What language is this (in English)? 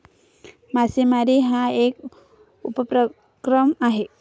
Marathi